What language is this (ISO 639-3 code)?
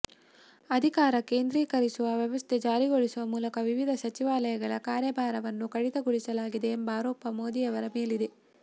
kan